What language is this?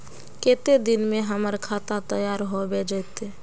Magahi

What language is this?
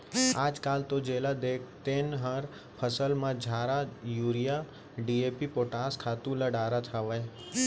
Chhattisgarhi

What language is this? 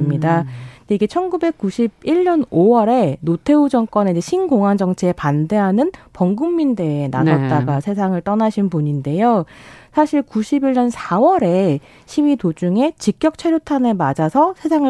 Korean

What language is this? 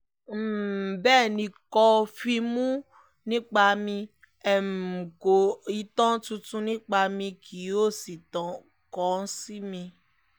Yoruba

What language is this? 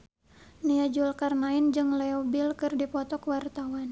Sundanese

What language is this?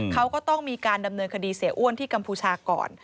Thai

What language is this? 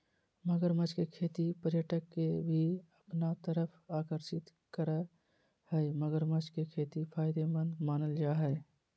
Magahi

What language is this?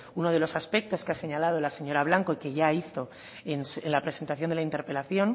Spanish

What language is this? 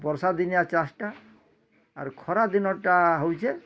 Odia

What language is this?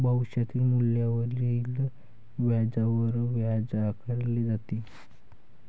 Marathi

